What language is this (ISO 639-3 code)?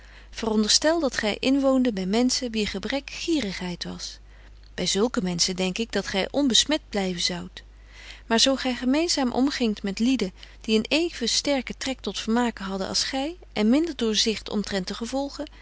nld